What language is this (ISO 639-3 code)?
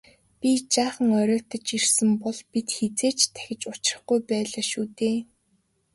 mon